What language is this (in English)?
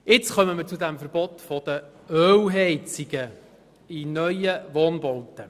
Swiss German